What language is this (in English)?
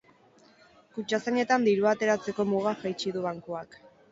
Basque